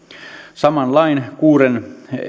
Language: Finnish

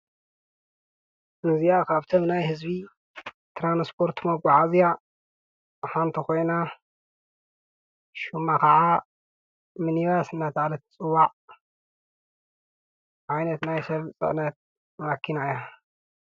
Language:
Tigrinya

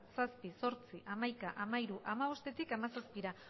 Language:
Basque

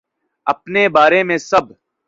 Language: Urdu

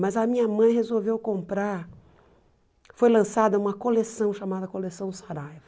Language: Portuguese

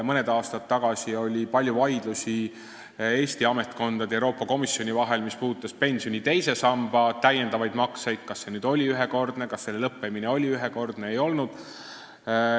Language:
Estonian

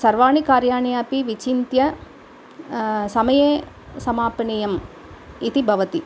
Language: Sanskrit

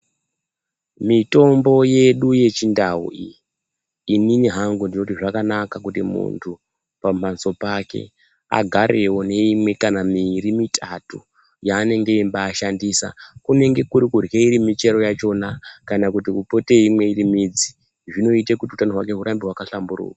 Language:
Ndau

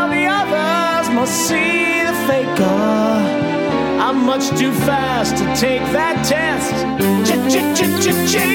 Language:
Swedish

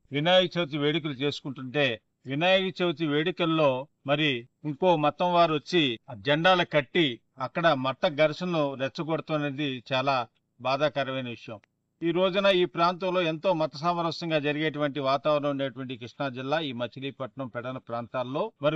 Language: Telugu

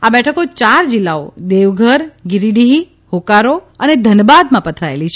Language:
Gujarati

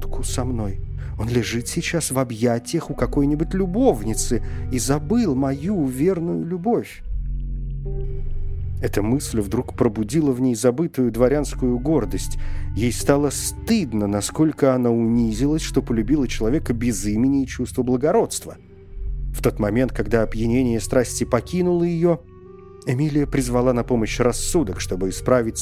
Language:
Russian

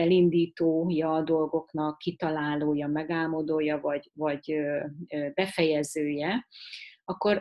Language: Hungarian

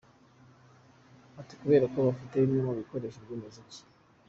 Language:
Kinyarwanda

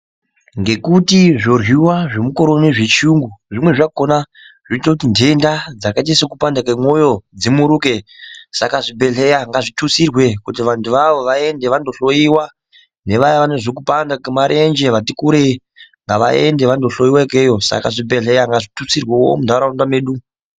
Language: Ndau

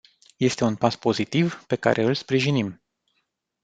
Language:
Romanian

